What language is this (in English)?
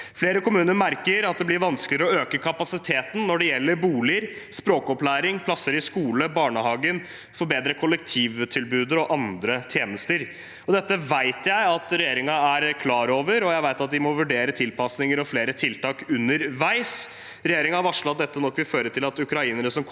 Norwegian